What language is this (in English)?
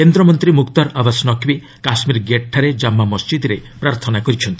Odia